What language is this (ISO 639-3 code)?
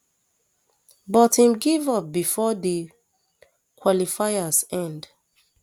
pcm